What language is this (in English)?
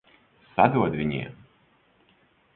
Latvian